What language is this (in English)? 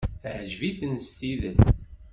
Kabyle